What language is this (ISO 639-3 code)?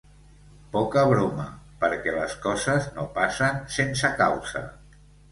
cat